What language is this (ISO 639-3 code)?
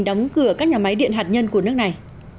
vie